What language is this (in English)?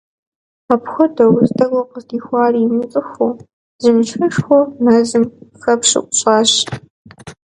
Kabardian